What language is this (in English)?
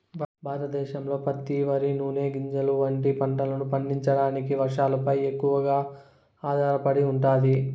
Telugu